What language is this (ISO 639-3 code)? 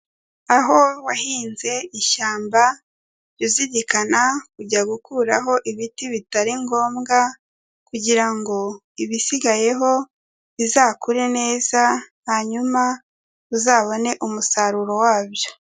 kin